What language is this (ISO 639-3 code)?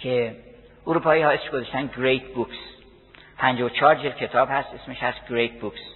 fas